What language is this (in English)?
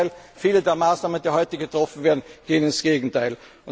German